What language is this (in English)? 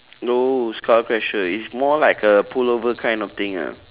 English